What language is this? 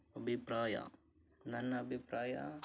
Kannada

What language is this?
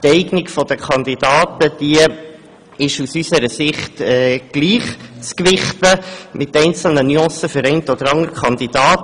Swiss German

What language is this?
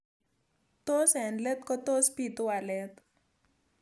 Kalenjin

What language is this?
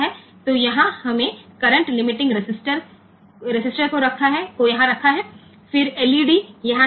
Gujarati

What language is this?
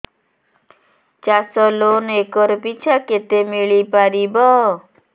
Odia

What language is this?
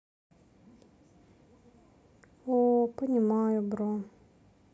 Russian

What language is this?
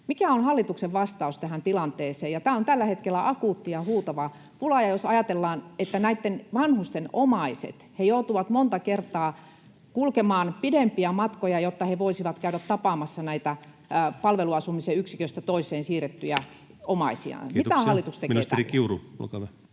Finnish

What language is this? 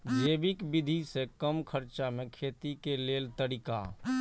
Maithili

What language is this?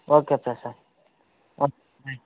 Telugu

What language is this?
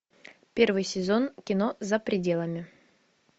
Russian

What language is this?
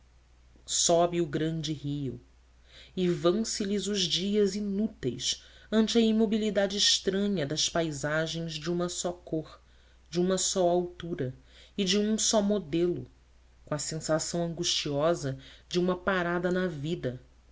Portuguese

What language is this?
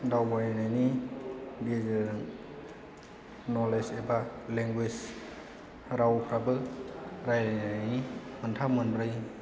Bodo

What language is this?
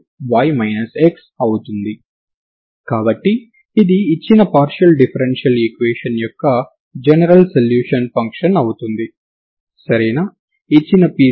Telugu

